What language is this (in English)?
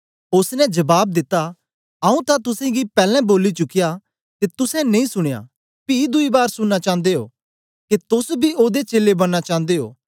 Dogri